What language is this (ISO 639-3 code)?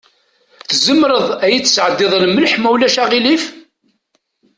kab